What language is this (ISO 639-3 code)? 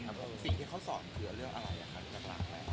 tha